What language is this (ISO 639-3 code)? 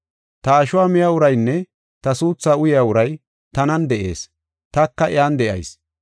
gof